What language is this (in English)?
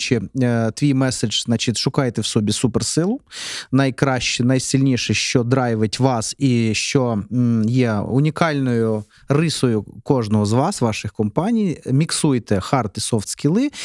Ukrainian